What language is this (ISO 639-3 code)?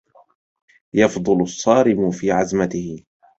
ara